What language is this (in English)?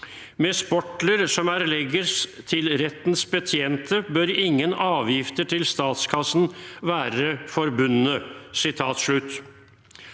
Norwegian